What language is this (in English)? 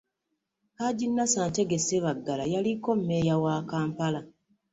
Ganda